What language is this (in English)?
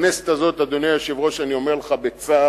Hebrew